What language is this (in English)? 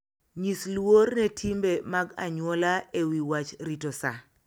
Luo (Kenya and Tanzania)